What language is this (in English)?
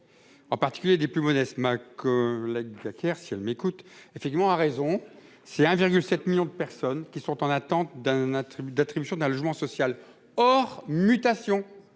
French